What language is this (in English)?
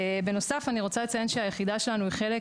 Hebrew